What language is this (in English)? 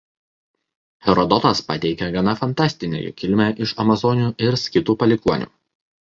Lithuanian